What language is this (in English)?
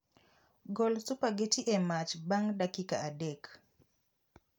Luo (Kenya and Tanzania)